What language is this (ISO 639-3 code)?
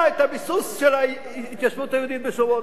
heb